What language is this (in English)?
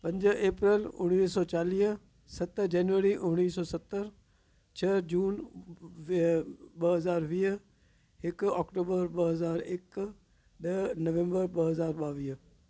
Sindhi